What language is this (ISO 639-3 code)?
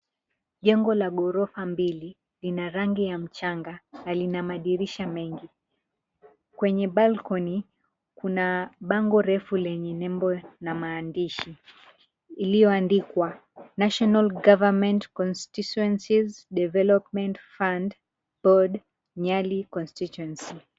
swa